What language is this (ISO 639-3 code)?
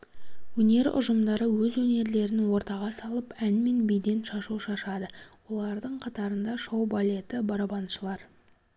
kaz